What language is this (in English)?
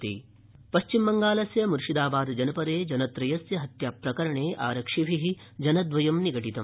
Sanskrit